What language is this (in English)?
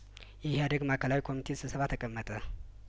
Amharic